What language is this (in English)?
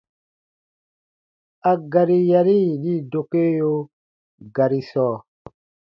Baatonum